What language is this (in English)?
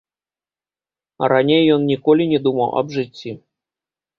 Belarusian